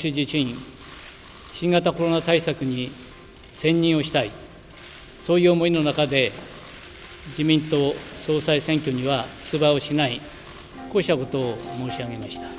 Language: Japanese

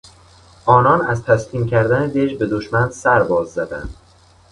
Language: Persian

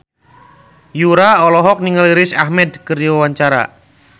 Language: Sundanese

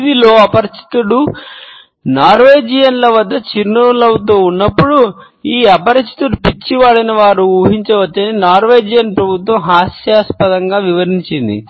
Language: Telugu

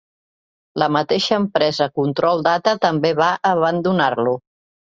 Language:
Catalan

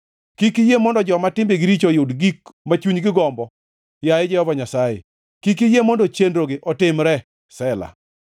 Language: Luo (Kenya and Tanzania)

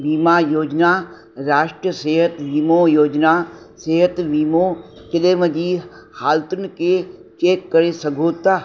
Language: Sindhi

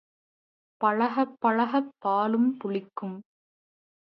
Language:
Tamil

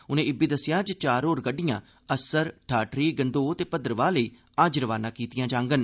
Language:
Dogri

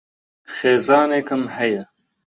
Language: Central Kurdish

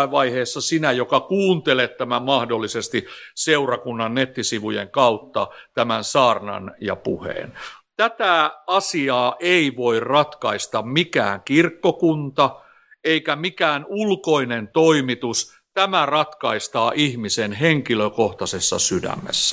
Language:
Finnish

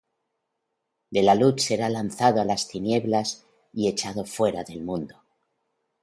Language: Spanish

